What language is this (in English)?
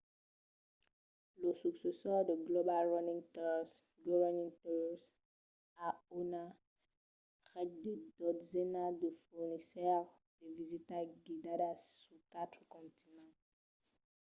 Occitan